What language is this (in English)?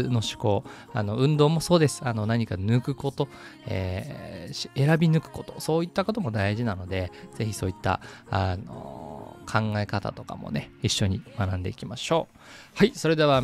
Japanese